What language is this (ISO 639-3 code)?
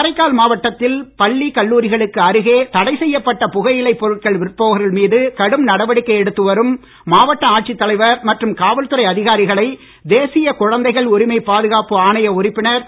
tam